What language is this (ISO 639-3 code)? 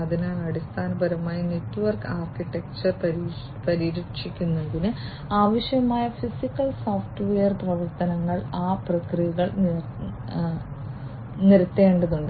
mal